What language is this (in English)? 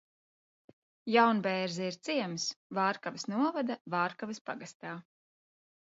Latvian